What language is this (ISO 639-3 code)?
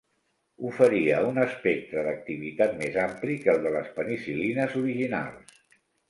cat